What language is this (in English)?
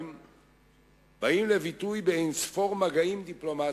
Hebrew